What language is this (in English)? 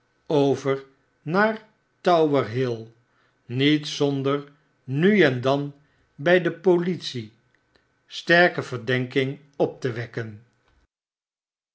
Dutch